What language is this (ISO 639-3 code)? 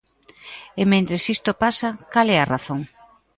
glg